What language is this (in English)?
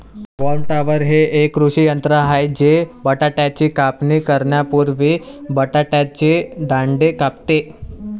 Marathi